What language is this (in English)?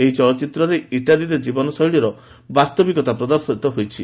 Odia